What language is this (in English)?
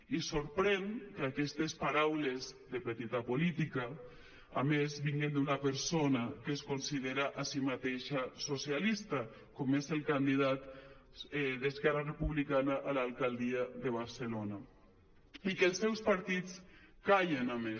Catalan